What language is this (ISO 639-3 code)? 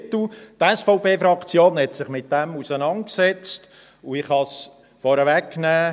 gsw